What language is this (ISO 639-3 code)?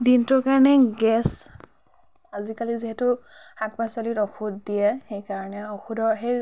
asm